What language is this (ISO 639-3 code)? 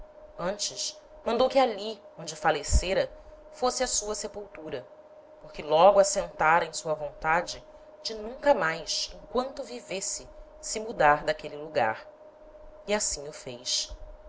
por